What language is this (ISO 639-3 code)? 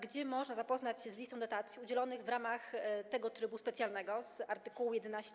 pol